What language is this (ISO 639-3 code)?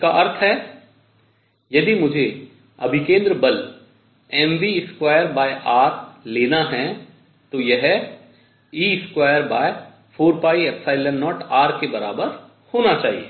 hin